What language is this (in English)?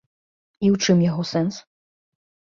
Belarusian